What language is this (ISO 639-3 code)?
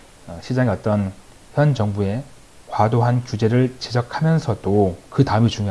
kor